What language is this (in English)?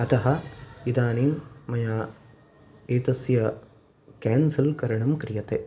Sanskrit